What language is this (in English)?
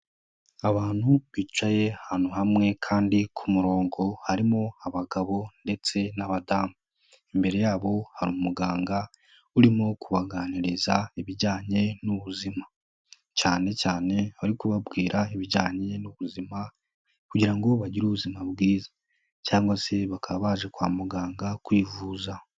Kinyarwanda